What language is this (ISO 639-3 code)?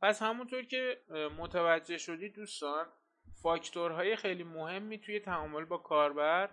fas